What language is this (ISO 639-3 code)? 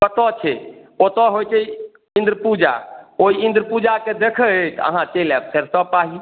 mai